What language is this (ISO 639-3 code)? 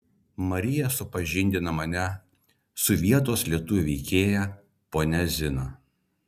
lit